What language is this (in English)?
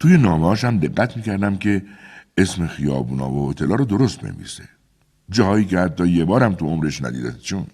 Persian